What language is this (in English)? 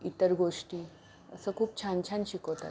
Marathi